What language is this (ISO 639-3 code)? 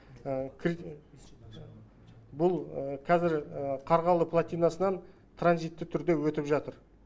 kaz